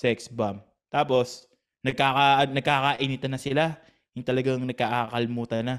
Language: Filipino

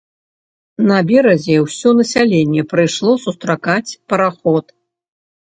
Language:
Belarusian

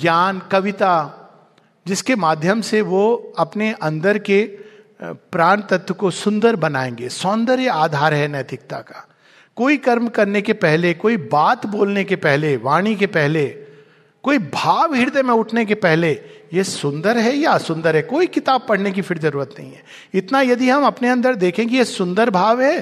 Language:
Hindi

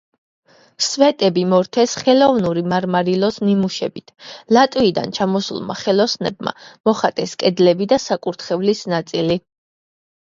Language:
Georgian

